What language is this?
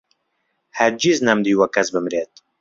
Central Kurdish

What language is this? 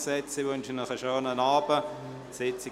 Swiss German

